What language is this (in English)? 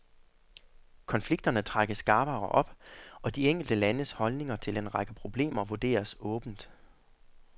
Danish